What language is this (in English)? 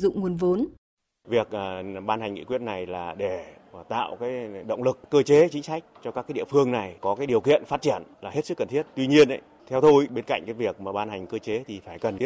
Vietnamese